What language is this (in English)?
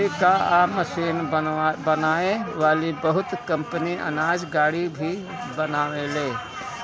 Bhojpuri